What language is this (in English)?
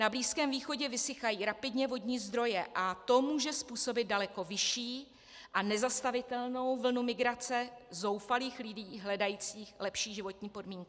Czech